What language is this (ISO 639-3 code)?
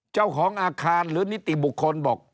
tha